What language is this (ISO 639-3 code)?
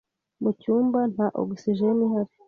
kin